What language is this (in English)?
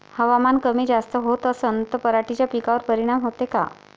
Marathi